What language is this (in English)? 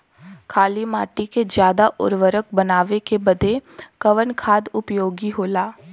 Bhojpuri